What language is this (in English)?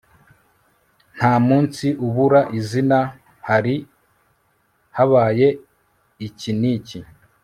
Kinyarwanda